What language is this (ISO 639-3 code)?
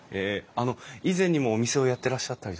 jpn